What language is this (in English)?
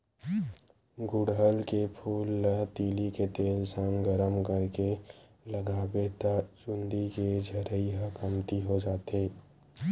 Chhattisgarhi